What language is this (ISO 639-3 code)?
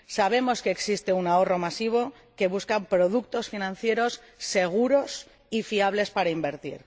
spa